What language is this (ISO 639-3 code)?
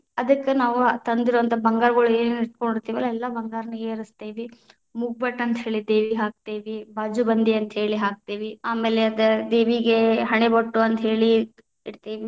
kan